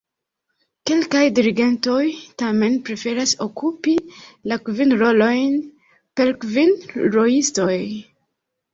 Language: Esperanto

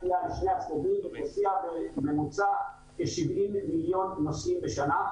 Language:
Hebrew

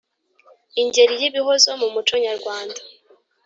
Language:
Kinyarwanda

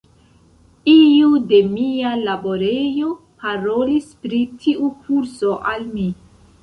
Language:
Esperanto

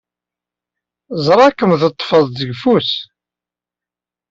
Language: Kabyle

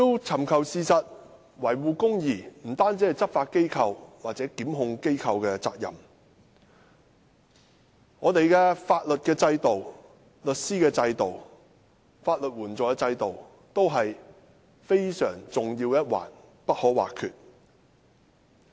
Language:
Cantonese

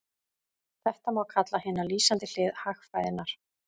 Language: Icelandic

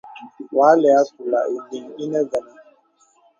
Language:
Bebele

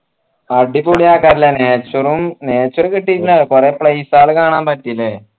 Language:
Malayalam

